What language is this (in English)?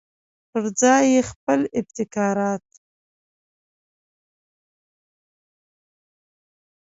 Pashto